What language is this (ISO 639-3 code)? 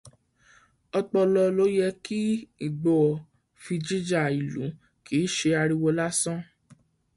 yor